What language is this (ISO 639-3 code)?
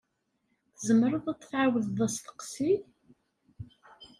kab